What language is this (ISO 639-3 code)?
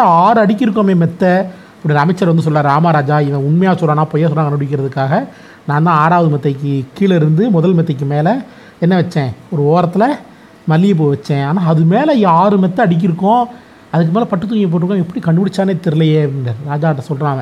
tam